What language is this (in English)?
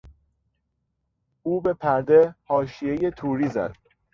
Persian